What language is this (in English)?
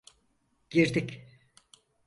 Turkish